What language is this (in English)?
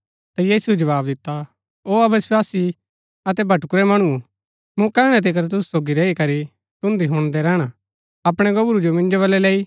Gaddi